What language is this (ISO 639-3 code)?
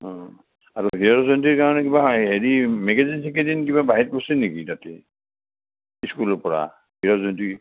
asm